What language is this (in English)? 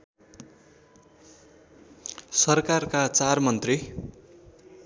Nepali